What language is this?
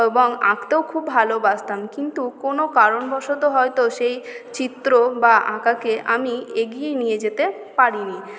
Bangla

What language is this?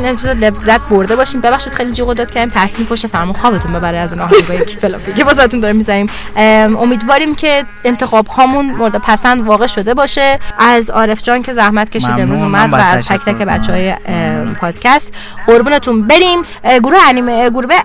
Persian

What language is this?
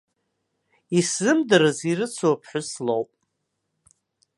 Abkhazian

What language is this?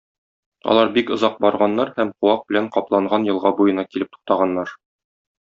Tatar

